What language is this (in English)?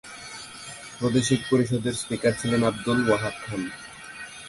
Bangla